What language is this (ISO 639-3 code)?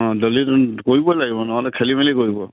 asm